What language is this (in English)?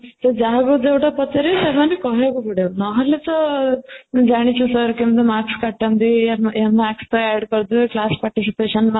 Odia